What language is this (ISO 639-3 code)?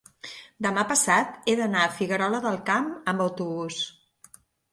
cat